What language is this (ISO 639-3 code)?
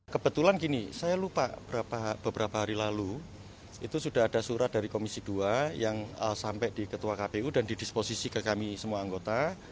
ind